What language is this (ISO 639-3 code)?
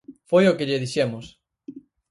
glg